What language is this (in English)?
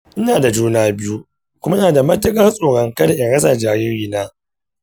Hausa